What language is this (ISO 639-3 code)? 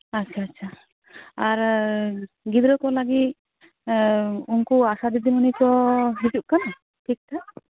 sat